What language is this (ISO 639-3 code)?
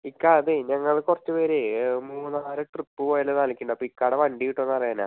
mal